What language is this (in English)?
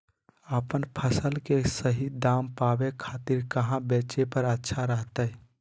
Magahi